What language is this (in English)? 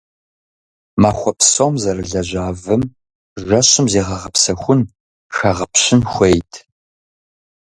Kabardian